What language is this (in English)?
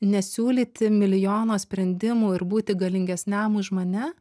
Lithuanian